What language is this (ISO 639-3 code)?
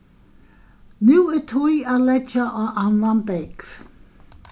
fao